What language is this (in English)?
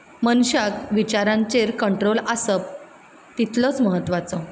Konkani